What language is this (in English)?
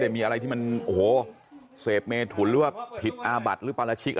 Thai